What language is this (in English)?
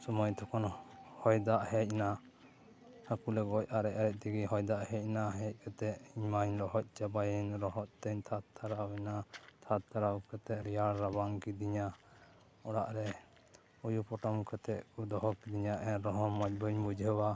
Santali